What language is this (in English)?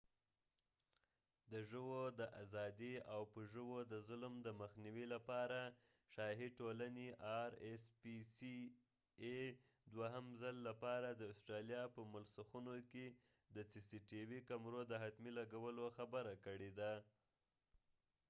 Pashto